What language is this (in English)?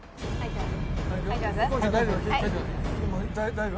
Japanese